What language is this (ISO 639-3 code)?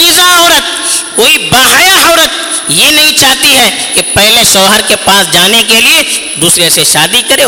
urd